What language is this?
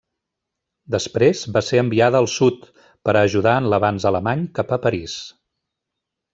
Catalan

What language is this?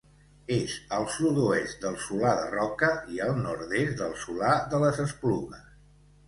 Catalan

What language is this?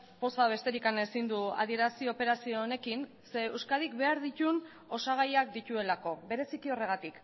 Basque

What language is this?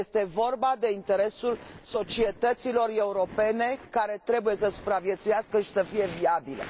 Romanian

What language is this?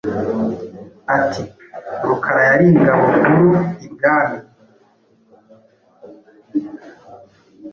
Kinyarwanda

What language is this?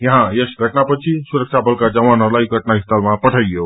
Nepali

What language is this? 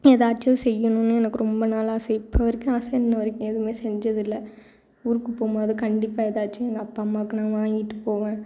Tamil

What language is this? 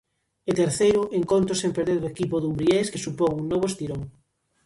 Galician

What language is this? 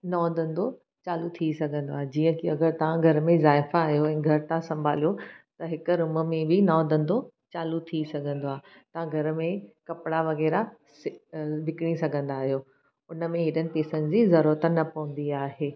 Sindhi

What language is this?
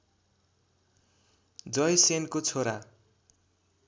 Nepali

